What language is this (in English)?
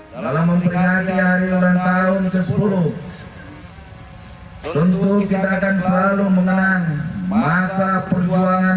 Indonesian